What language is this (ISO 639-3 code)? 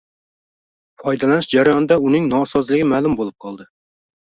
uzb